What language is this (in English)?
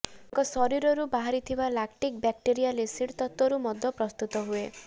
Odia